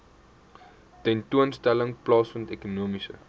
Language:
Afrikaans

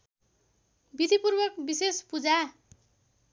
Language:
Nepali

